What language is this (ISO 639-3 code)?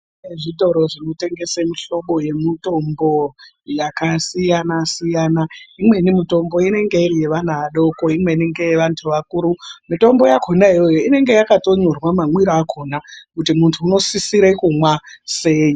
ndc